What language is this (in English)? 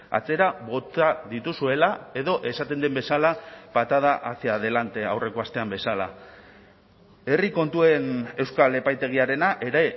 Basque